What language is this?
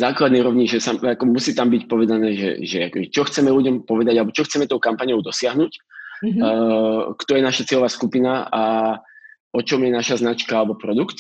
Slovak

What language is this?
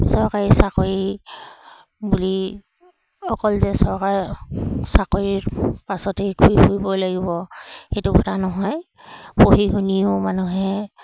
Assamese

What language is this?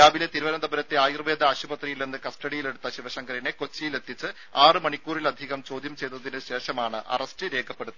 Malayalam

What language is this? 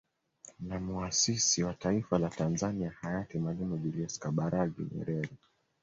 Swahili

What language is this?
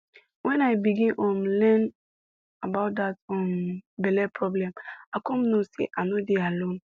Nigerian Pidgin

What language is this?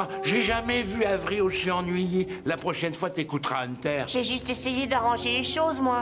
French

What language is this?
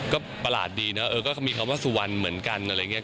Thai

